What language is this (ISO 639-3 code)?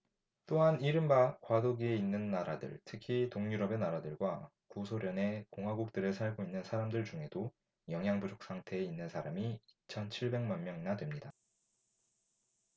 kor